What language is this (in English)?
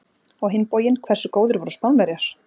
Icelandic